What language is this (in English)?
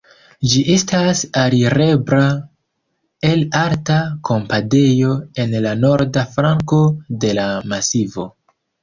Esperanto